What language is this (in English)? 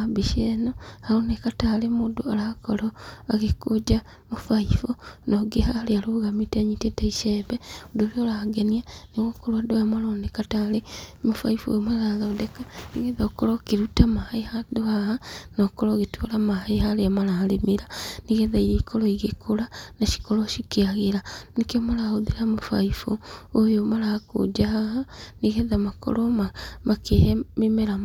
Kikuyu